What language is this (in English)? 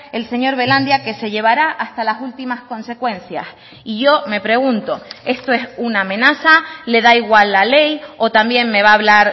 Spanish